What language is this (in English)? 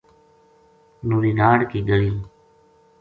Gujari